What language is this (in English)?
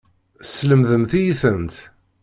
Kabyle